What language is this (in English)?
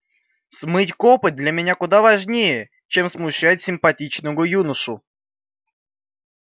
Russian